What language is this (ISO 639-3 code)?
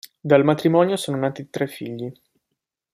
ita